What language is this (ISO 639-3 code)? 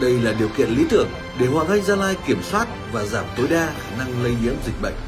vie